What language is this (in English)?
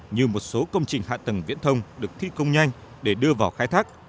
Vietnamese